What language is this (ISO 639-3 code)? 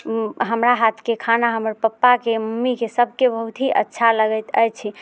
mai